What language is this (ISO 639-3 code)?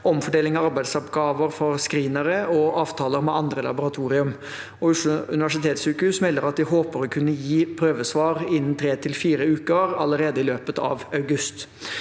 nor